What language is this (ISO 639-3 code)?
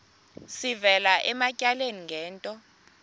xho